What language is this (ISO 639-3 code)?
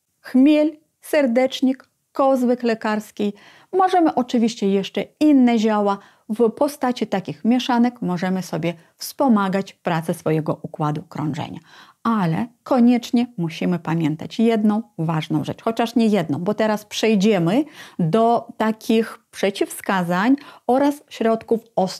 pol